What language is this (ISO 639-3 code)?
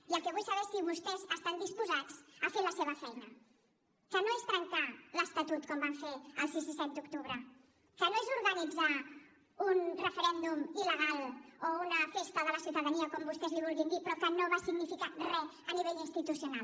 cat